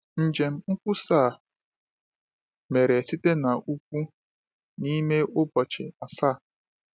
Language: Igbo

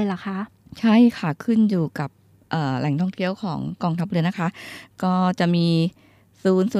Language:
Thai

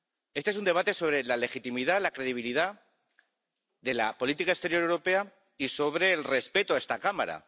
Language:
Spanish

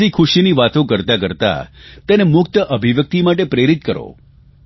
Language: Gujarati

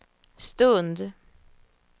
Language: Swedish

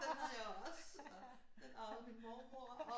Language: Danish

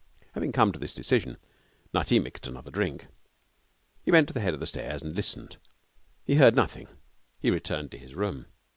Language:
English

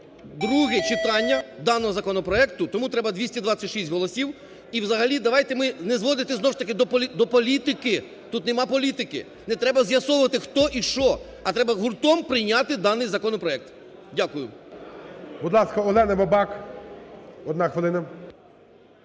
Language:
Ukrainian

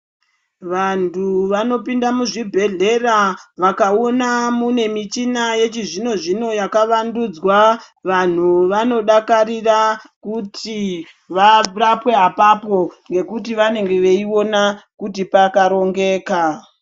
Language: Ndau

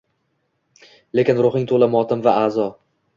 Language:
Uzbek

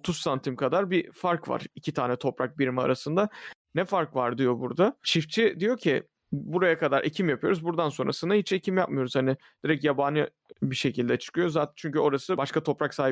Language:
Turkish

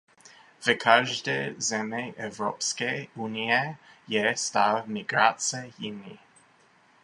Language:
Czech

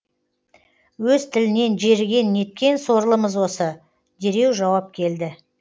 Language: Kazakh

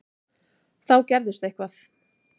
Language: Icelandic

